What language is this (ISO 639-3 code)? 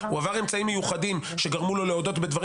heb